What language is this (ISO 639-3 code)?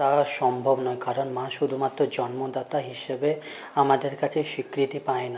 ben